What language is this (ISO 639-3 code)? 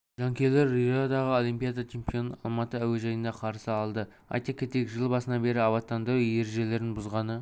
kaz